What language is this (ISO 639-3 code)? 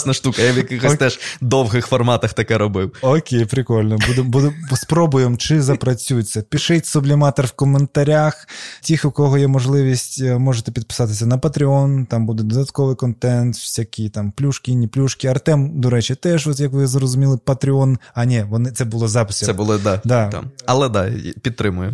ukr